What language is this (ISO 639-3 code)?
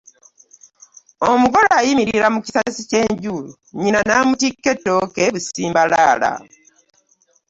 lug